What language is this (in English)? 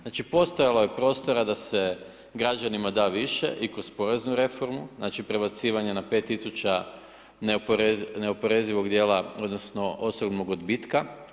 Croatian